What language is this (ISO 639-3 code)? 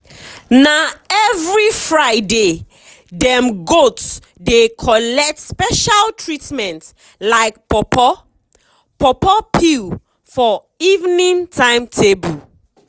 pcm